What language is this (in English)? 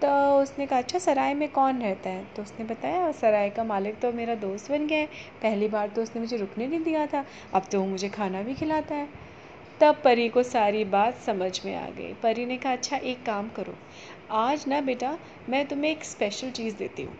Hindi